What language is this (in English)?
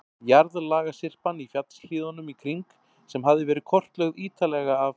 Icelandic